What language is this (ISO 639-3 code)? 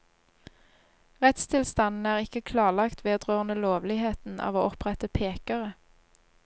nor